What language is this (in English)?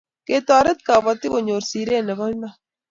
Kalenjin